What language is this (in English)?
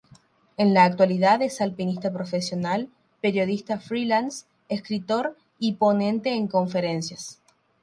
Spanish